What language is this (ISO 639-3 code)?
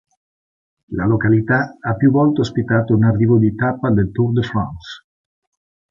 ita